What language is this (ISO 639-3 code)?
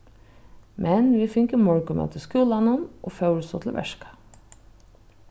fao